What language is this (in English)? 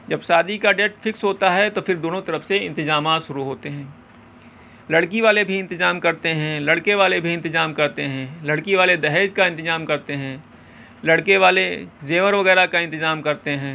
Urdu